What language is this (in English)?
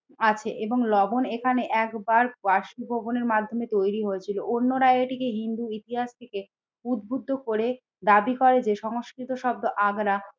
Bangla